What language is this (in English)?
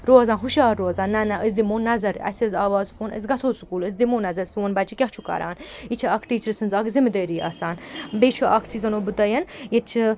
Kashmiri